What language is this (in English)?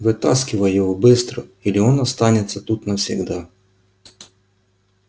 Russian